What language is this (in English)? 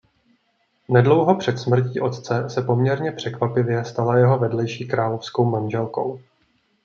Czech